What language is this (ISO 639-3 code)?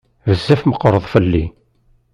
kab